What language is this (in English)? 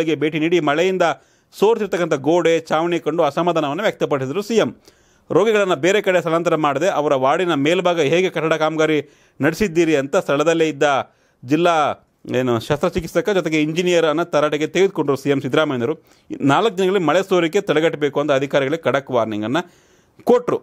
Romanian